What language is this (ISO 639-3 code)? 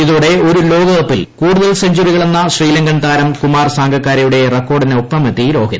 mal